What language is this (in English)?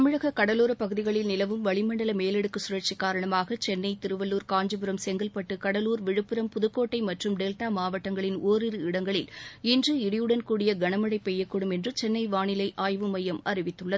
Tamil